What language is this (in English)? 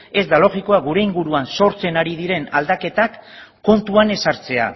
Basque